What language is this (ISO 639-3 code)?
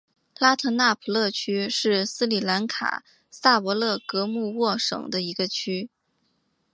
zho